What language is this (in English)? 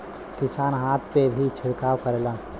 Bhojpuri